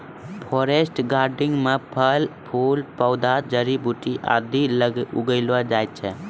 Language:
Maithili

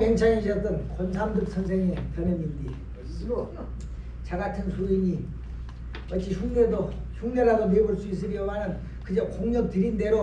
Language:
Korean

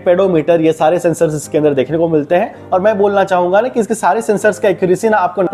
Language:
Hindi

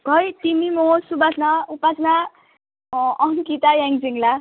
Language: Nepali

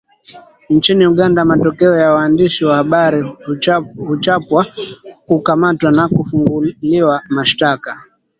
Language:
Swahili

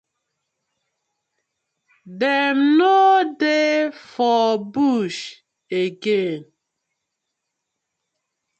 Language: Nigerian Pidgin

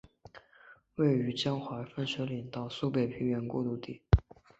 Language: Chinese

